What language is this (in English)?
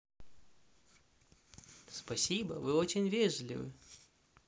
Russian